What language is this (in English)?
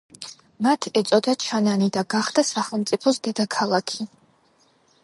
Georgian